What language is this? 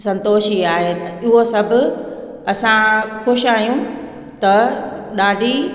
Sindhi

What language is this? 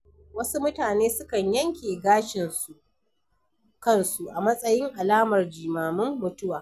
Hausa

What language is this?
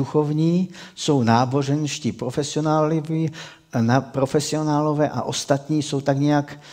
Czech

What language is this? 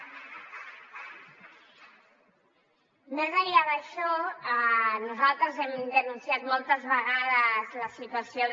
Catalan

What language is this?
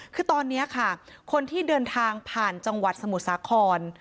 Thai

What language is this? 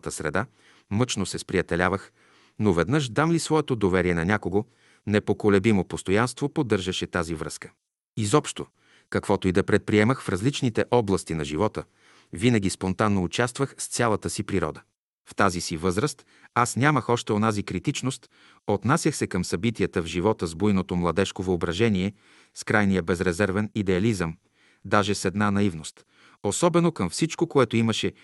Bulgarian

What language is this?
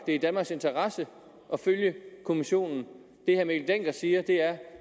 Danish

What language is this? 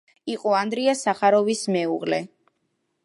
Georgian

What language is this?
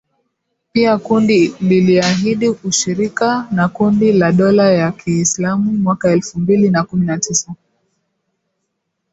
Swahili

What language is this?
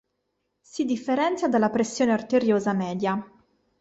Italian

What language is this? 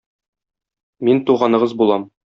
Tatar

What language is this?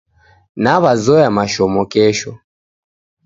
Taita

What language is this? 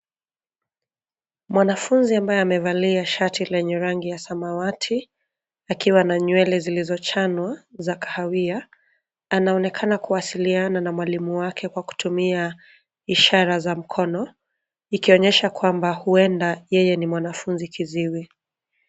Swahili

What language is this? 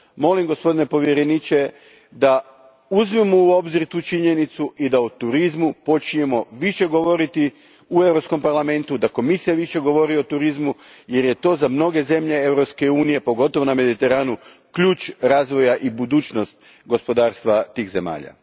Croatian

